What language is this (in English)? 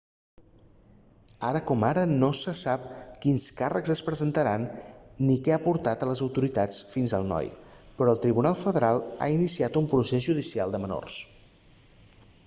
Catalan